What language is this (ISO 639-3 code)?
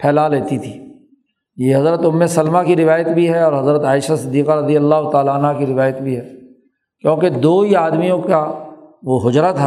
urd